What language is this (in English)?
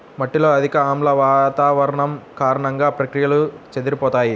Telugu